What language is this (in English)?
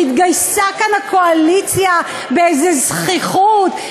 Hebrew